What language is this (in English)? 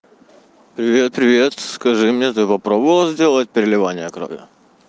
Russian